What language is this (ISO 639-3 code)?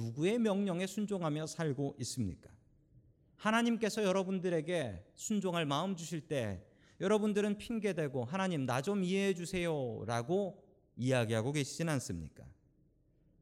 kor